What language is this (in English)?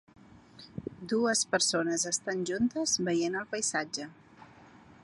Catalan